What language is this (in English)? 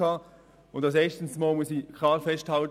Swiss German